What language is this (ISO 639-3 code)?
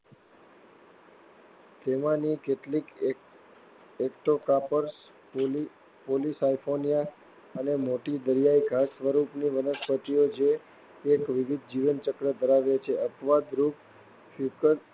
guj